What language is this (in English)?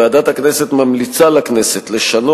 Hebrew